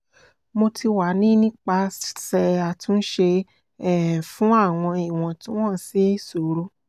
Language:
Yoruba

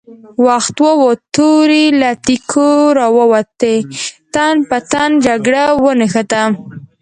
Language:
Pashto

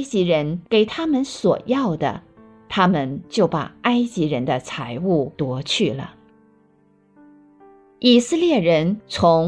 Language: Chinese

